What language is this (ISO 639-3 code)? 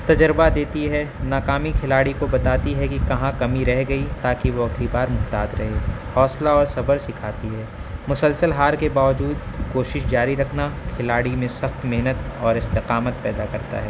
urd